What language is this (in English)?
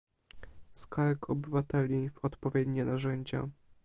Polish